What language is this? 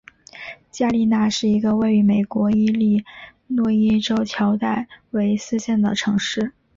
Chinese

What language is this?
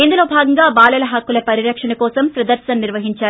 Telugu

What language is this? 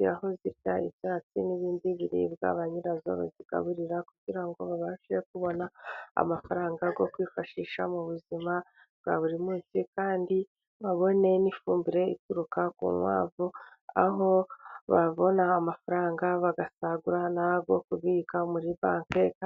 Kinyarwanda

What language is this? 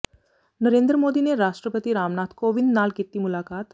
Punjabi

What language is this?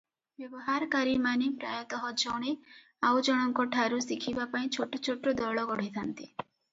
Odia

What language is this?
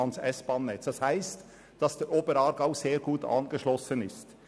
Swiss German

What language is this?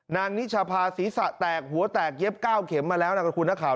Thai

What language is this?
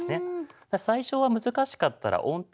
Japanese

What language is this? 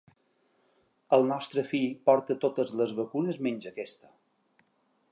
Catalan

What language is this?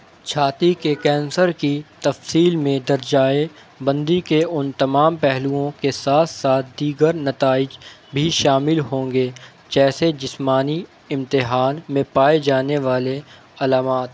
Urdu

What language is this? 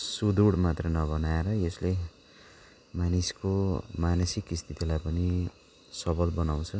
Nepali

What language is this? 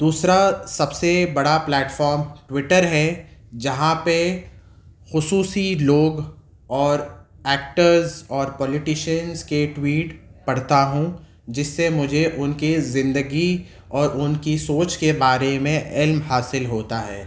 Urdu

